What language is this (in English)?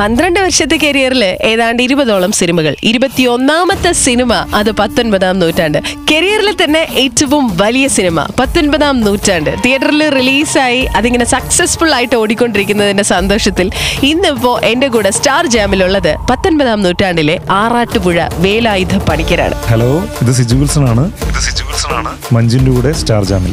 Malayalam